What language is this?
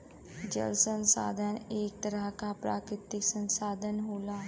Bhojpuri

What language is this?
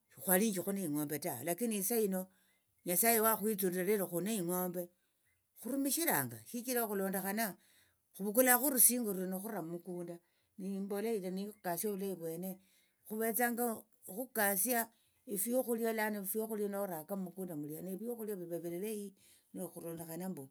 Tsotso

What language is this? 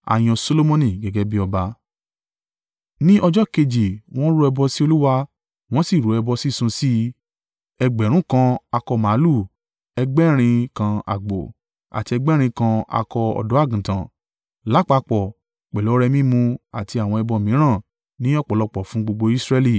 Yoruba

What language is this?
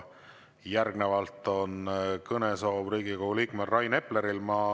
Estonian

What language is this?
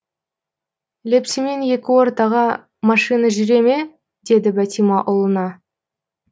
Kazakh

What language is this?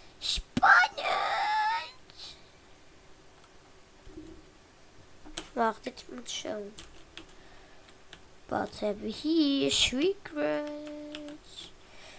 Dutch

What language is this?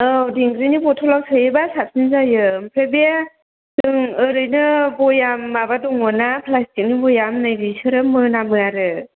Bodo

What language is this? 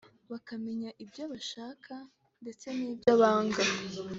Kinyarwanda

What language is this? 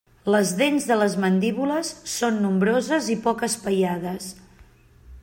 Catalan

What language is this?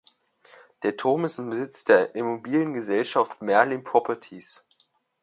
German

